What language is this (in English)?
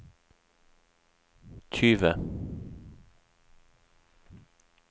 Norwegian